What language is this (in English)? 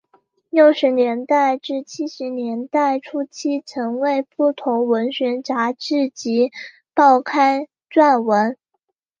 Chinese